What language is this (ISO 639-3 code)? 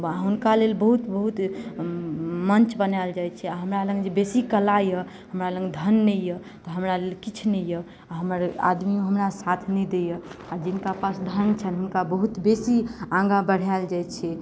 mai